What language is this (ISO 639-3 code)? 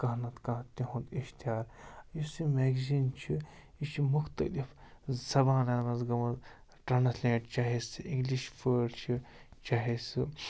kas